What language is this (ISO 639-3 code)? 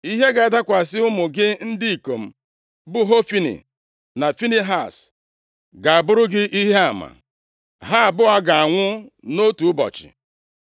ibo